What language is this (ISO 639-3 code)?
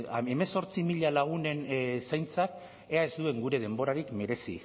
eus